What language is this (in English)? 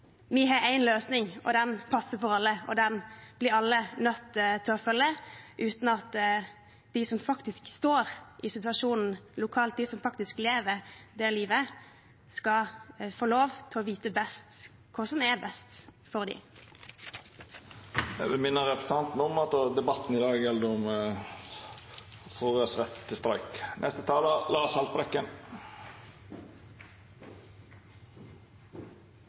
Norwegian